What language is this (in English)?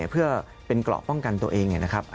Thai